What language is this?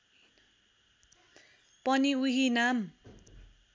Nepali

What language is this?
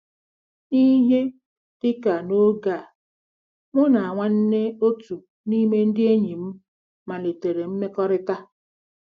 Igbo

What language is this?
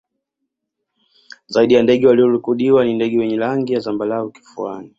Swahili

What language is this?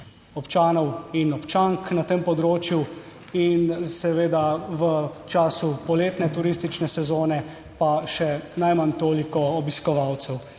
Slovenian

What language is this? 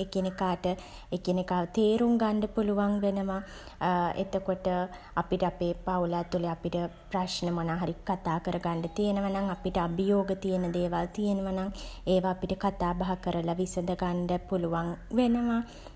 Sinhala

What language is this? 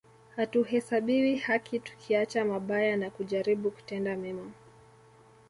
Swahili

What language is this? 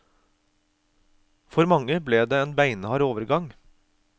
Norwegian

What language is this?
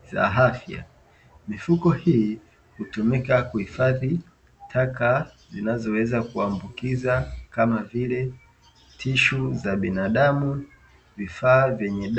Swahili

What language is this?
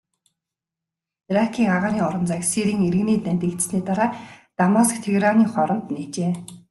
Mongolian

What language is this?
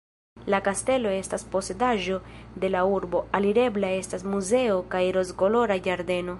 Esperanto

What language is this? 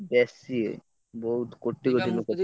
Odia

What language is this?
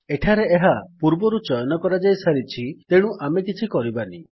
Odia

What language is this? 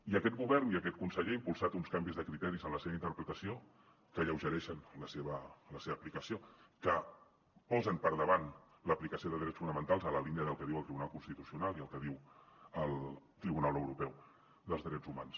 Catalan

